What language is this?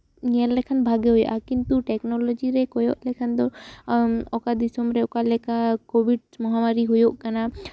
Santali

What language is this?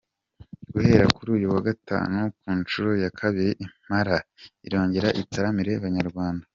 Kinyarwanda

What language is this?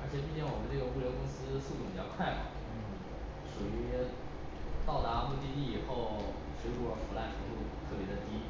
Chinese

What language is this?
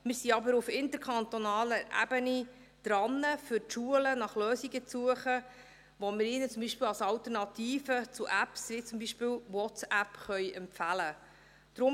Swiss German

